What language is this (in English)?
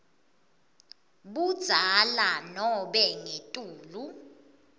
Swati